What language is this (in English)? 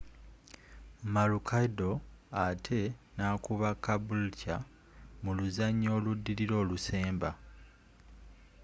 Ganda